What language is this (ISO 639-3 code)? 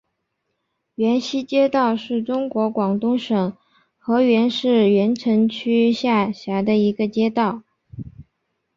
zho